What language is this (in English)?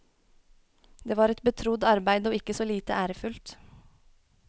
Norwegian